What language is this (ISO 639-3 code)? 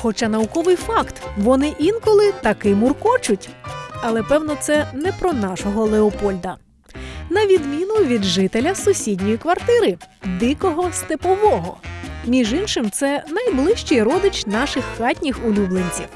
ukr